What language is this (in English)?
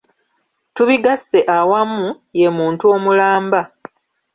Ganda